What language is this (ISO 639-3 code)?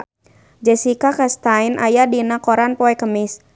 sun